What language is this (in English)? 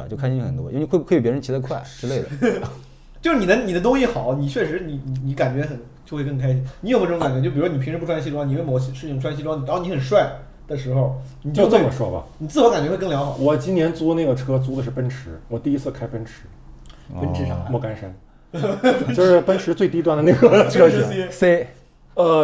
Chinese